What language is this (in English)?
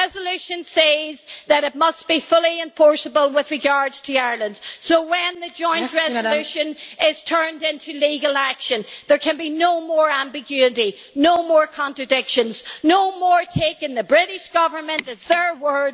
English